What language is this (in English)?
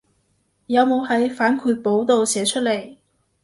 Cantonese